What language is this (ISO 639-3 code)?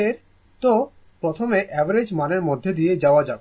ben